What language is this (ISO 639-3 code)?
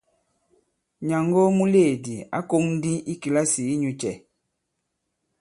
abb